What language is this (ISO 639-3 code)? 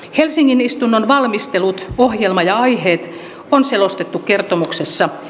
fin